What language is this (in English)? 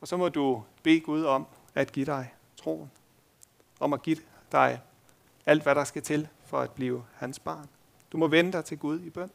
Danish